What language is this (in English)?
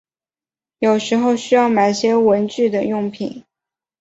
Chinese